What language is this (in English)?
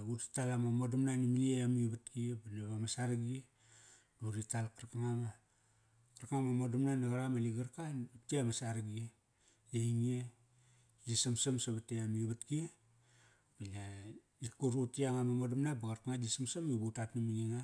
Kairak